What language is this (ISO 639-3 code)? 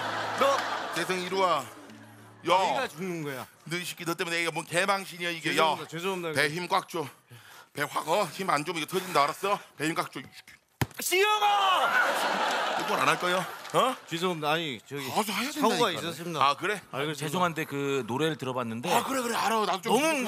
kor